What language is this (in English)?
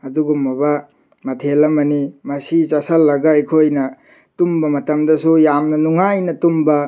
Manipuri